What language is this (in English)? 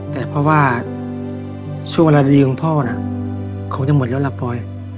Thai